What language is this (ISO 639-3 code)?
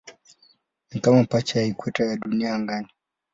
swa